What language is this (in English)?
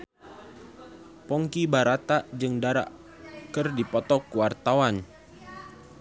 Sundanese